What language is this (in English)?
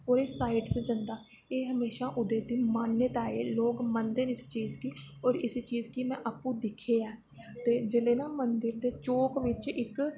Dogri